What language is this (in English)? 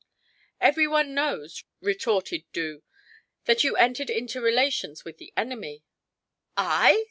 English